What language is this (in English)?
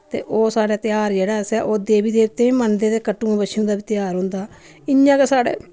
Dogri